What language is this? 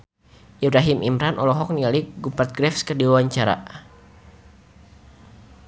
Sundanese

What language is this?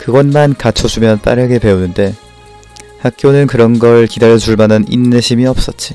Korean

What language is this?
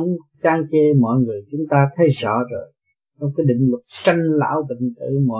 Vietnamese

